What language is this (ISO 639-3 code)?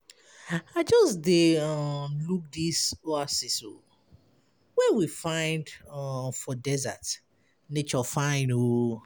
pcm